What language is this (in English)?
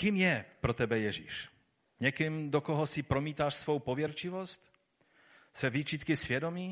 Czech